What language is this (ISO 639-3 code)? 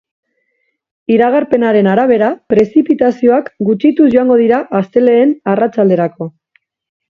eus